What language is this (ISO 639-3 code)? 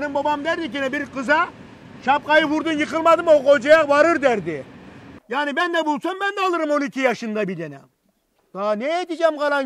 tur